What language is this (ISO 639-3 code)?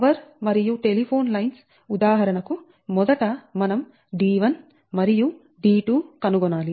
tel